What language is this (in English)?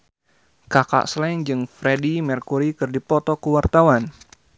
Sundanese